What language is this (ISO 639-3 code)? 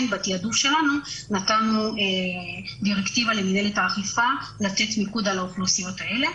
heb